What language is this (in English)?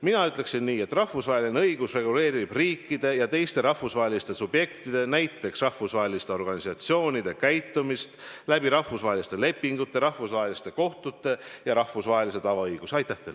Estonian